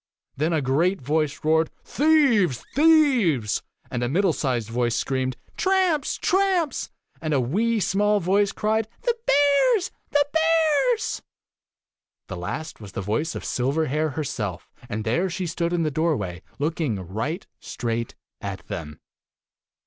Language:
English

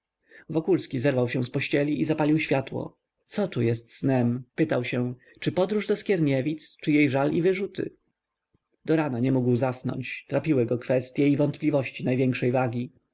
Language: Polish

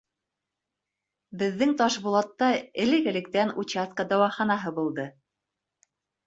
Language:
Bashkir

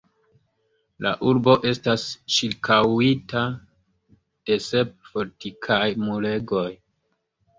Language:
Esperanto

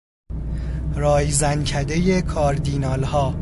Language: Persian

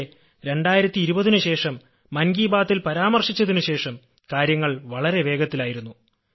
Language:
Malayalam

